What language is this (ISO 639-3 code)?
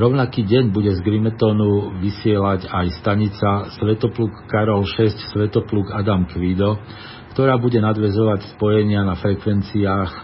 slk